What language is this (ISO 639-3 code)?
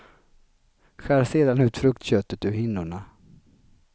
swe